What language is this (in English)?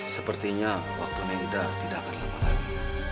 Indonesian